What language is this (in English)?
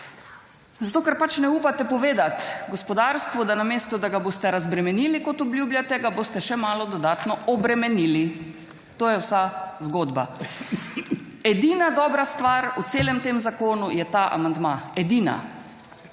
Slovenian